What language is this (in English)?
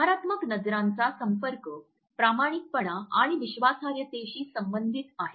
Marathi